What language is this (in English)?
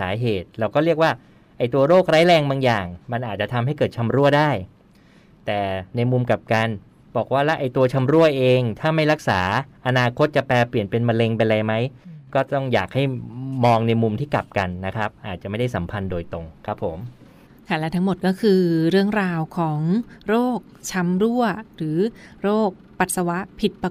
Thai